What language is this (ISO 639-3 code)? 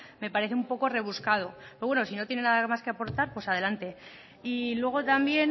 spa